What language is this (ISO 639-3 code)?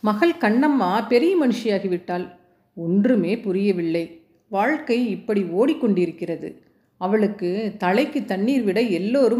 tam